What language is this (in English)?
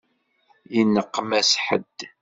Kabyle